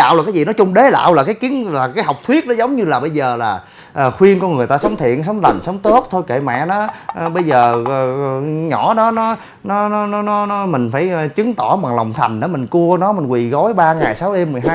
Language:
Vietnamese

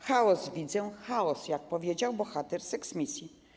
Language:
Polish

